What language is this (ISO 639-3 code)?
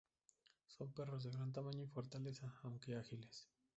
spa